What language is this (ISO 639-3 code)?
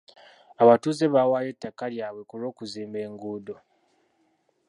lug